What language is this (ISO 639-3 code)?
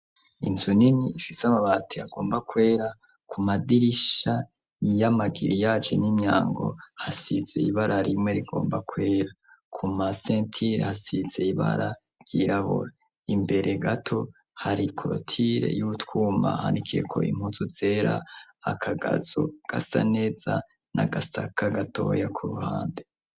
run